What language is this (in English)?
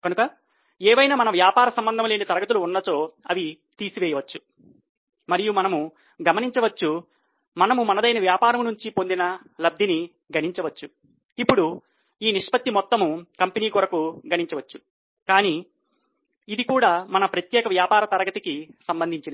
Telugu